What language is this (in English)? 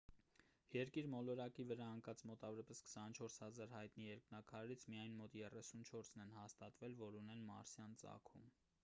Armenian